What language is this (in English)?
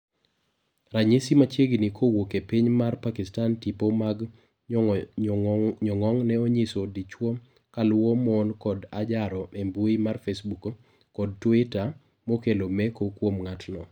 Luo (Kenya and Tanzania)